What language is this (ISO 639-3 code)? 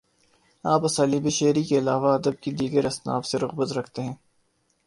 urd